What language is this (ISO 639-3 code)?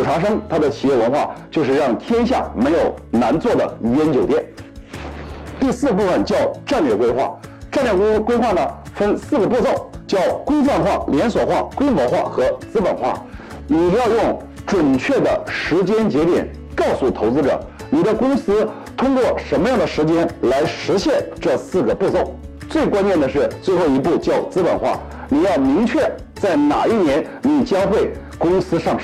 zho